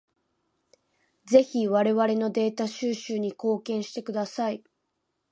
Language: Japanese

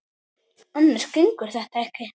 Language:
Icelandic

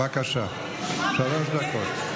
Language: Hebrew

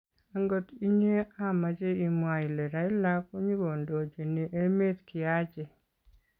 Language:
Kalenjin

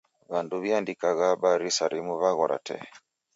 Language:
Taita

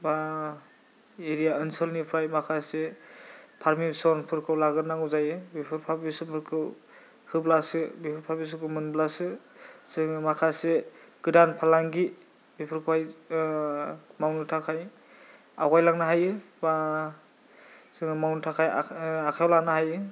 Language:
Bodo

